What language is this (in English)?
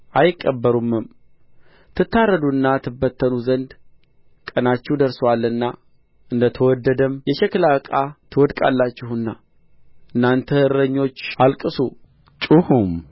Amharic